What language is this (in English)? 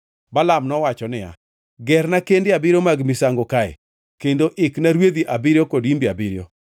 Luo (Kenya and Tanzania)